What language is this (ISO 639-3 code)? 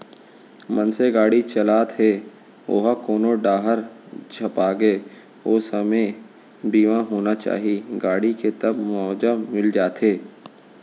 hne